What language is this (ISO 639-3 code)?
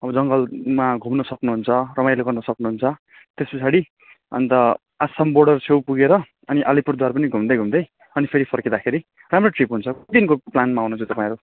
nep